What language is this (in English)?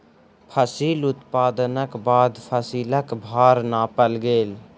Maithili